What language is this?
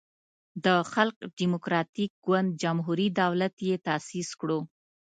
Pashto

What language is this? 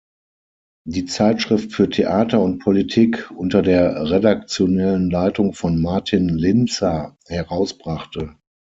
German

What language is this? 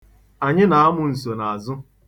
Igbo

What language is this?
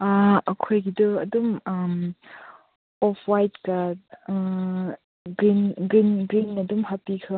Manipuri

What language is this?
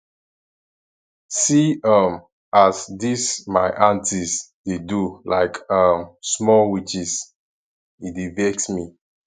Nigerian Pidgin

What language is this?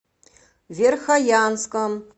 Russian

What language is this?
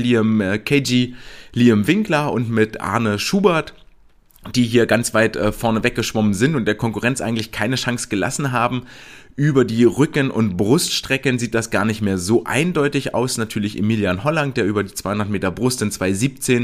German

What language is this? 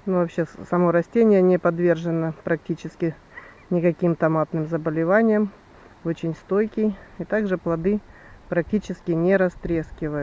Russian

